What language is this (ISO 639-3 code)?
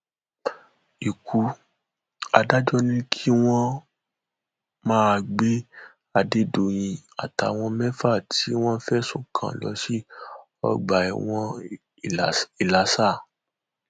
yor